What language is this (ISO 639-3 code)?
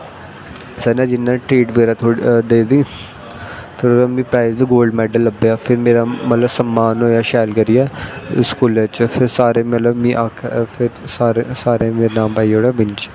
doi